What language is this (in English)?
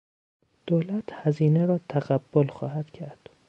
Persian